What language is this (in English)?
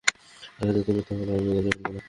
Bangla